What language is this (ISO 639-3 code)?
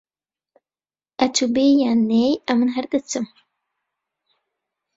ckb